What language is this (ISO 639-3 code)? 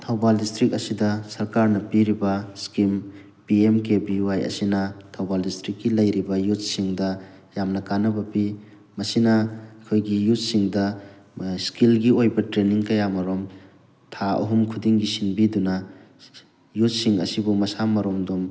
mni